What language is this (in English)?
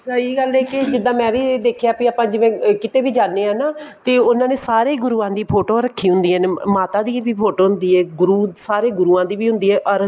Punjabi